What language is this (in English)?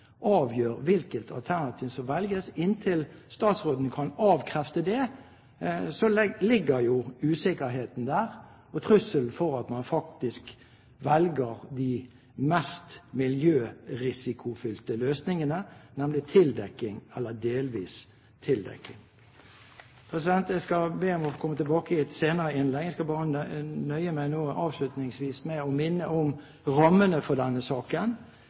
Norwegian Bokmål